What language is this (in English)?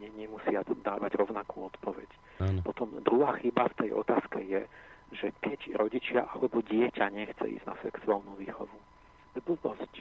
Slovak